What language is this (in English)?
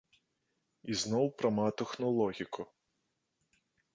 Belarusian